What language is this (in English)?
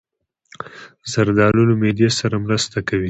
Pashto